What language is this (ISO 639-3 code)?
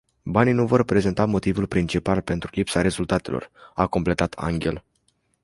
ron